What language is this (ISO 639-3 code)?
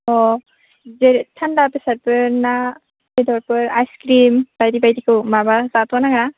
brx